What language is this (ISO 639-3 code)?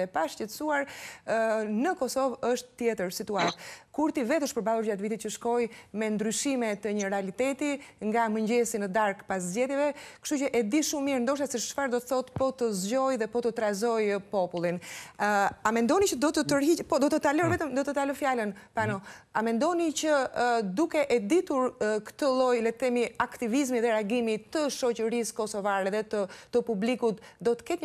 ron